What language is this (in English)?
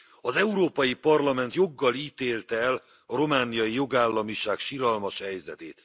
Hungarian